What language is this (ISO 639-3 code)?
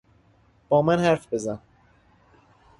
fas